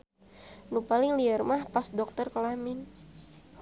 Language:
Sundanese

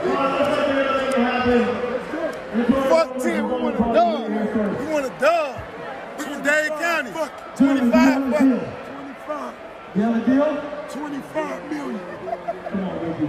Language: English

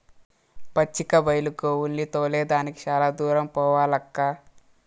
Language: Telugu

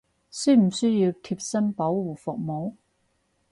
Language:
Cantonese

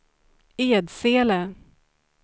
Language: Swedish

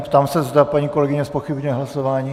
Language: Czech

